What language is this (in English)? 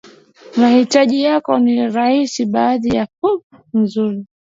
Swahili